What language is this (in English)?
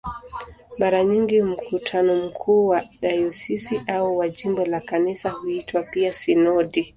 Swahili